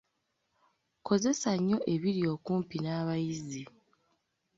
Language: Ganda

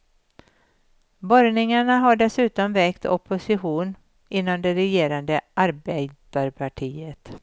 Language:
Swedish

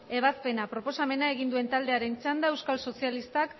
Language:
Basque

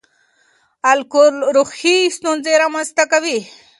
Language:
Pashto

